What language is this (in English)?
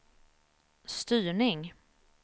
Swedish